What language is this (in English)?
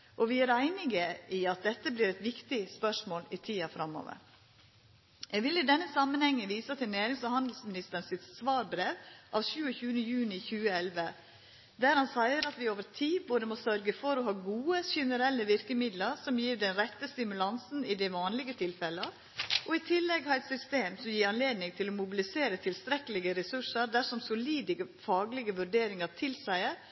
Norwegian Nynorsk